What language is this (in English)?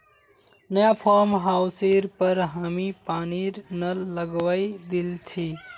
Magahi